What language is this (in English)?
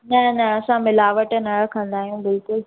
Sindhi